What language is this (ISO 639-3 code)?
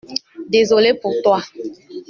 fra